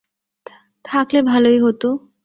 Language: Bangla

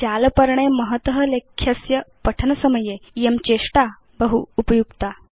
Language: Sanskrit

